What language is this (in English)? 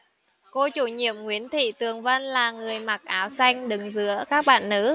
Vietnamese